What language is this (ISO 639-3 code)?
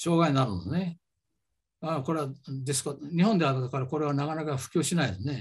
jpn